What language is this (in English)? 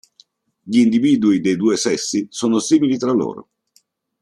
Italian